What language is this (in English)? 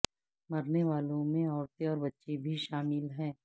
Urdu